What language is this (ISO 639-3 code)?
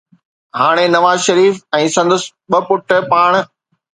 snd